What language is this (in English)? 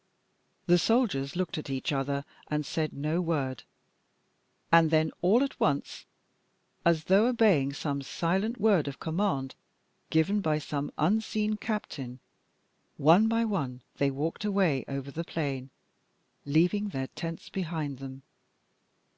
English